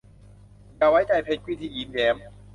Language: Thai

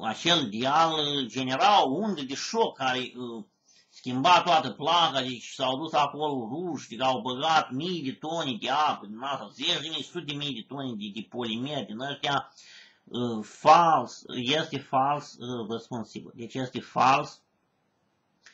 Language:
Romanian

